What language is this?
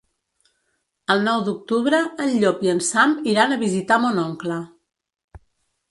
Catalan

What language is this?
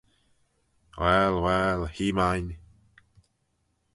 Manx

